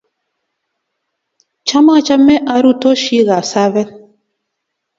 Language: Kalenjin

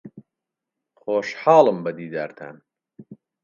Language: Central Kurdish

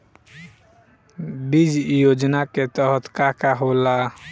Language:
Bhojpuri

